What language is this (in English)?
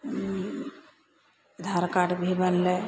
Maithili